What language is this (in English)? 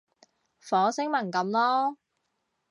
Cantonese